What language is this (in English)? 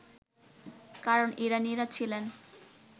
Bangla